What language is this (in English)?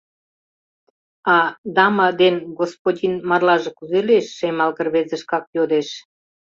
Mari